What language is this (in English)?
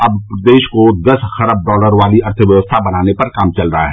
Hindi